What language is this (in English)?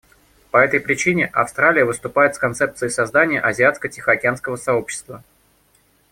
Russian